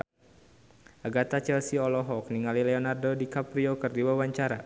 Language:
Sundanese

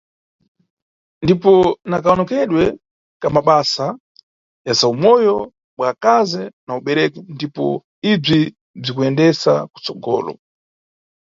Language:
Nyungwe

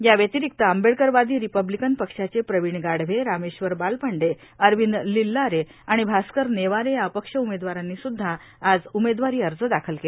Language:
Marathi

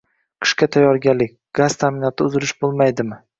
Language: Uzbek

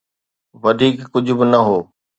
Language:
Sindhi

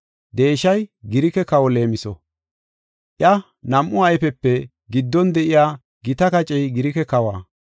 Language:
Gofa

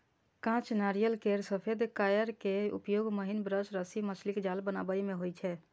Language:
Maithili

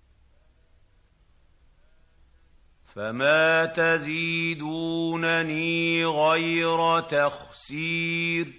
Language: Arabic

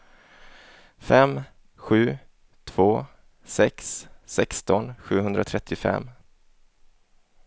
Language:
Swedish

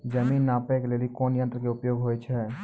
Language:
Maithili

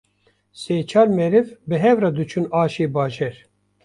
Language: Kurdish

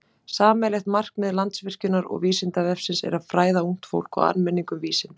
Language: Icelandic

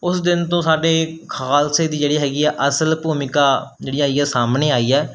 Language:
Punjabi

